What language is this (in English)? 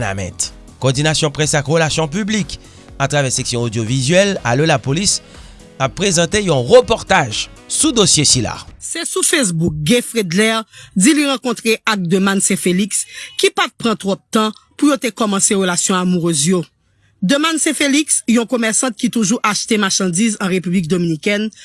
French